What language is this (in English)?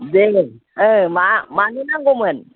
Bodo